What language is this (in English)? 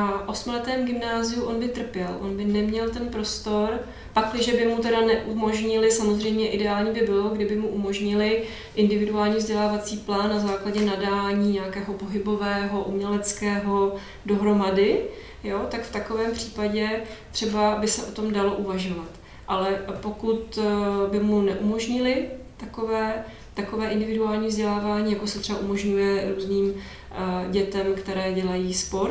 Czech